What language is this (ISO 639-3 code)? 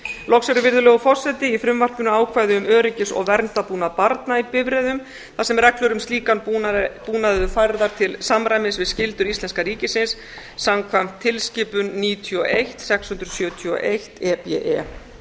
isl